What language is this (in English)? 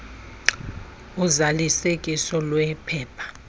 Xhosa